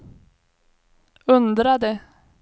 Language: Swedish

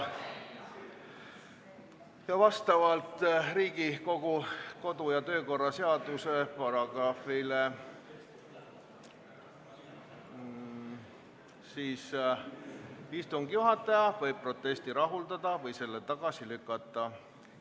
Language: Estonian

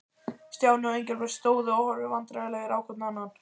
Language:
Icelandic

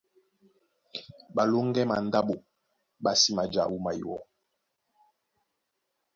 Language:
Duala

